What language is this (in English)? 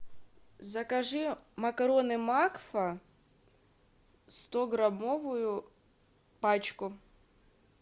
Russian